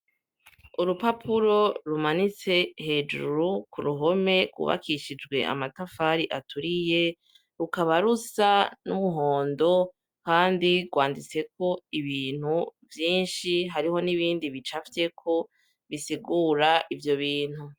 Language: Rundi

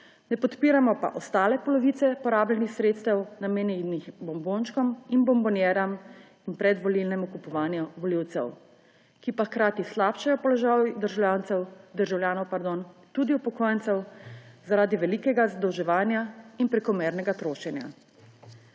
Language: Slovenian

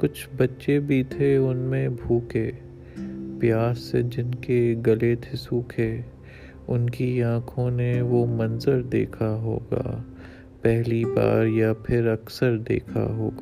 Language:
Urdu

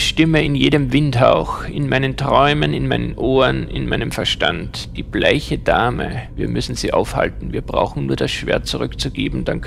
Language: German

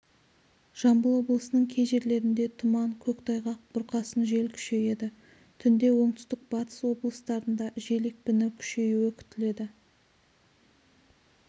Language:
Kazakh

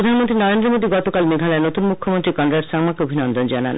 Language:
Bangla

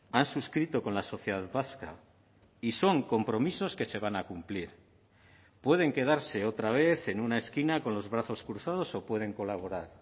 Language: Spanish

